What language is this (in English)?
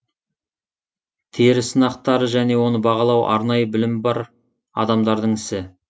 Kazakh